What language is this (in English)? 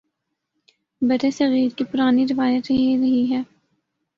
Urdu